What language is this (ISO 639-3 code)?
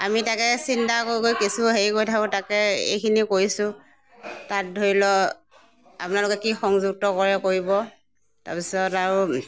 asm